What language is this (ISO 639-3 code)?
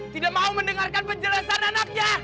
ind